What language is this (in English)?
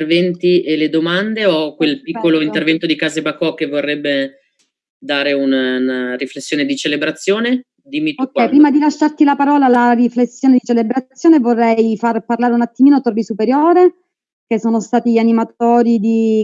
Italian